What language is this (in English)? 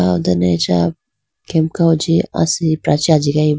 Idu-Mishmi